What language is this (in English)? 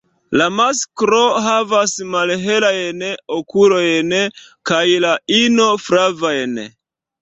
Esperanto